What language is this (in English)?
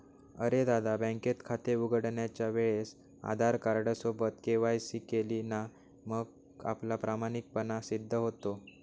Marathi